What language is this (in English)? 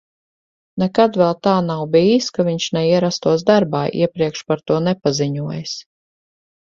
Latvian